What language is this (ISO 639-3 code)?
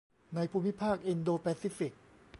tha